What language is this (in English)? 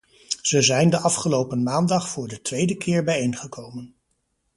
Dutch